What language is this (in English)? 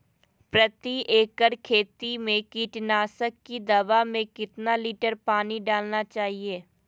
Magahi